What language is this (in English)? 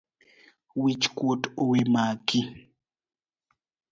Luo (Kenya and Tanzania)